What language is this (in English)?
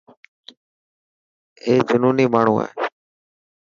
Dhatki